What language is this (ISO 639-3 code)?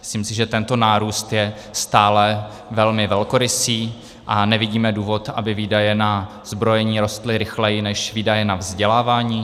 ces